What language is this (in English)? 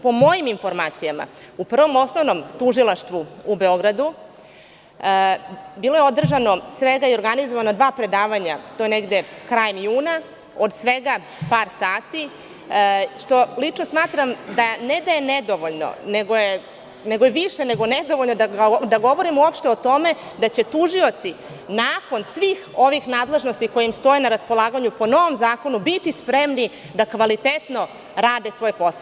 Serbian